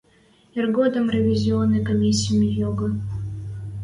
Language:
Western Mari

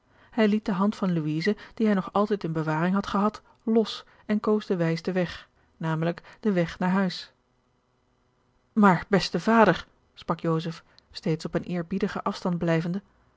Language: Dutch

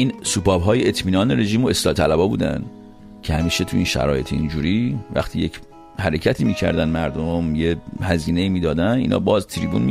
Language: Persian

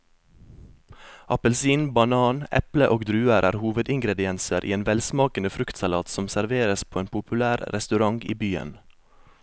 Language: Norwegian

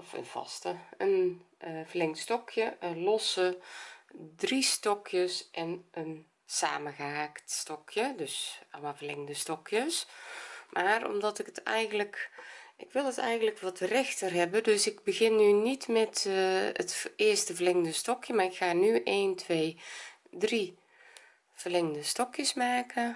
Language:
Dutch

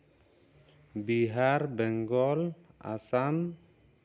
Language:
Santali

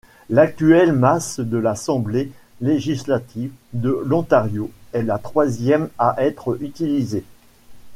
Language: French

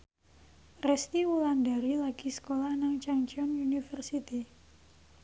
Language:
Javanese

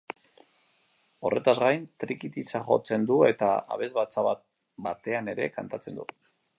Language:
Basque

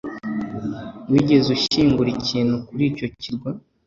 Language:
Kinyarwanda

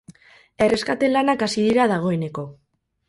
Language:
Basque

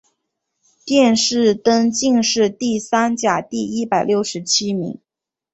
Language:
Chinese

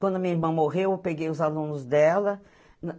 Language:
Portuguese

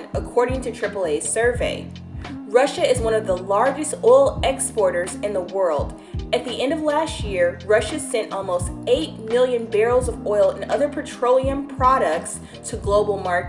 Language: English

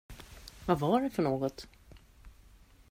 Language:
Swedish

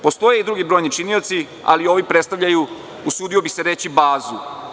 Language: Serbian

